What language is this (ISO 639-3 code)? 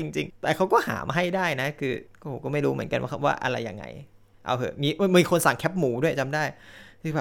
tha